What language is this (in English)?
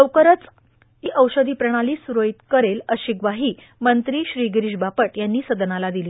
Marathi